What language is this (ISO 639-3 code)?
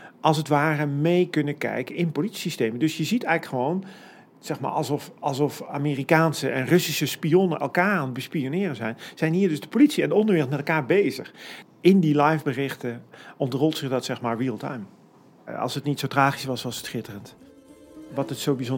nld